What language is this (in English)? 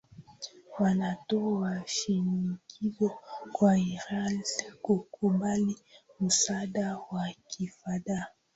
Swahili